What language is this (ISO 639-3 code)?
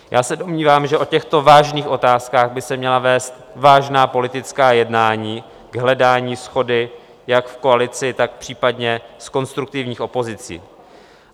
ces